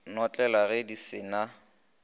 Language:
Northern Sotho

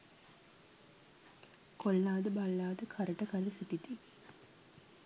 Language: Sinhala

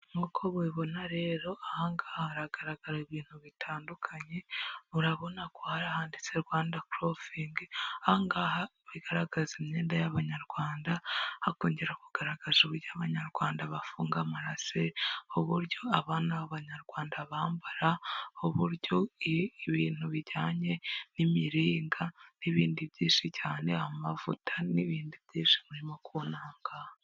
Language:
Kinyarwanda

